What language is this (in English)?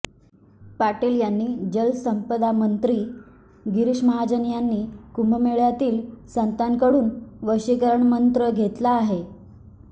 Marathi